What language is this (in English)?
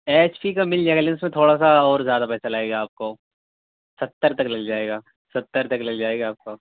Urdu